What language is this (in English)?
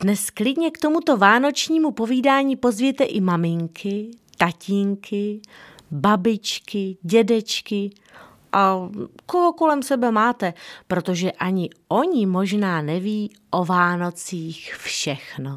Czech